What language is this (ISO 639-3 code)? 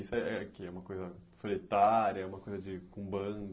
por